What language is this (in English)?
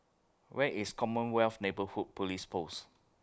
English